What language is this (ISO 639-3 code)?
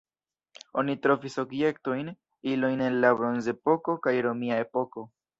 epo